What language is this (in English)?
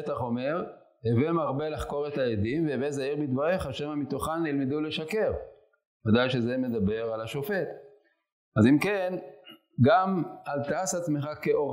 Hebrew